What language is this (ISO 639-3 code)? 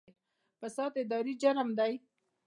pus